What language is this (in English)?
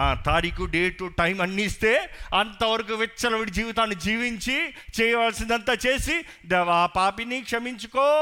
Telugu